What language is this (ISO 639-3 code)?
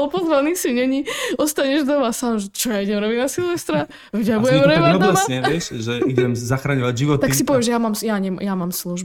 slk